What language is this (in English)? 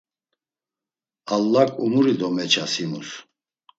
Laz